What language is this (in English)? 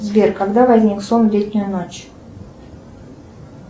Russian